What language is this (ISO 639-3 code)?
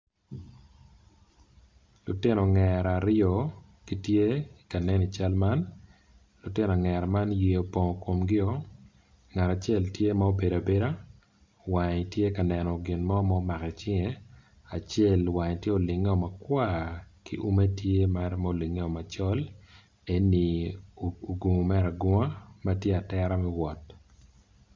ach